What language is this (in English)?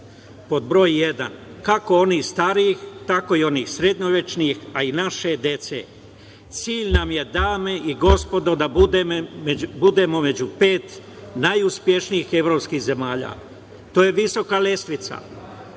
Serbian